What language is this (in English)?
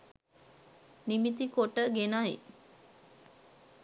Sinhala